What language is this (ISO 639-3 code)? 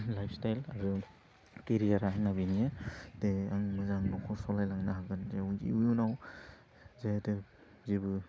brx